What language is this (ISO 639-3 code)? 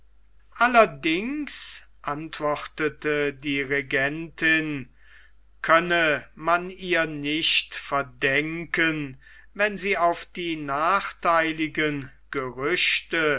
deu